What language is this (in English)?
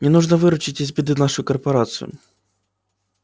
Russian